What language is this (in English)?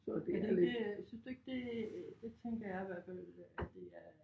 Danish